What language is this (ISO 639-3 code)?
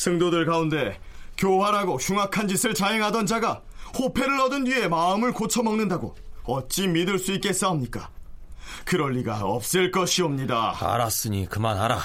kor